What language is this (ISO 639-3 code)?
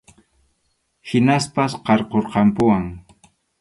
qxu